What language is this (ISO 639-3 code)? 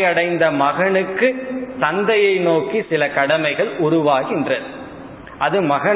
tam